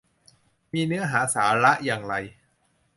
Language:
Thai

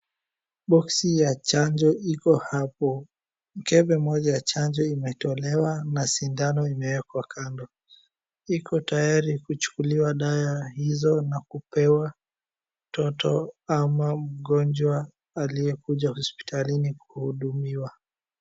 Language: Swahili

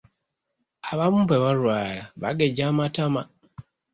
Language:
Ganda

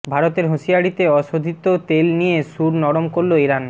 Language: Bangla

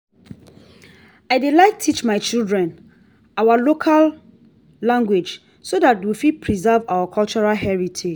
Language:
Nigerian Pidgin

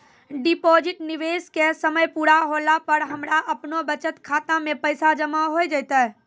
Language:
Maithili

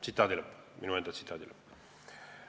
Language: Estonian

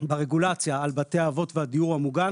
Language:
Hebrew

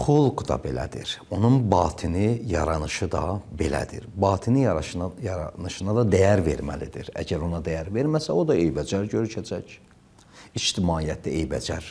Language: Turkish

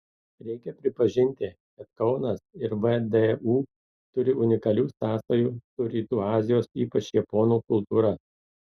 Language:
Lithuanian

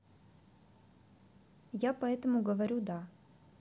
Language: Russian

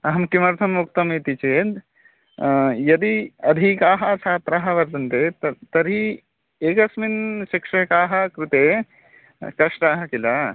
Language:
Sanskrit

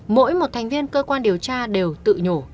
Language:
Vietnamese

